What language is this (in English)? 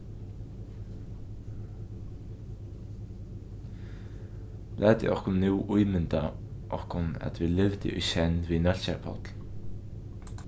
Faroese